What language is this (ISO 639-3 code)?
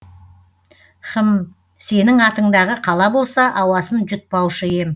kaz